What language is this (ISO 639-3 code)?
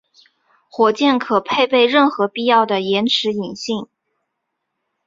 zho